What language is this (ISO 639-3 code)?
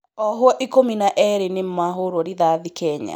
kik